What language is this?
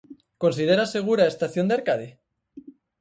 Galician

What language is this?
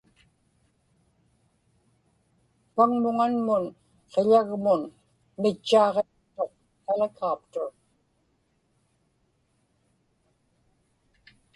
Inupiaq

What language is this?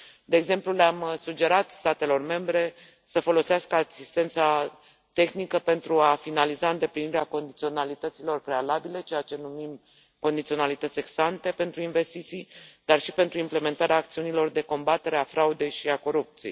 Romanian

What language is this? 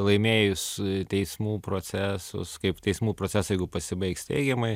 Lithuanian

